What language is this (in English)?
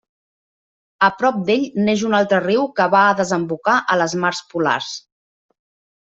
Catalan